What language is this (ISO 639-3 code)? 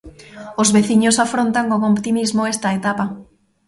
glg